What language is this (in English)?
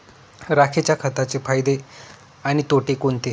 Marathi